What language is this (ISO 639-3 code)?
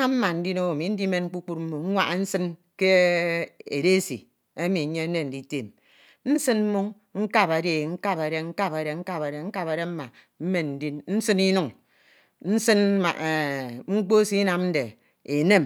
itw